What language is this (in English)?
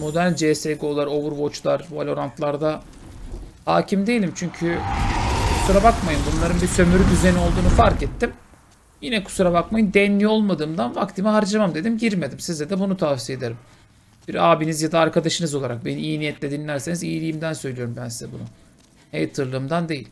Turkish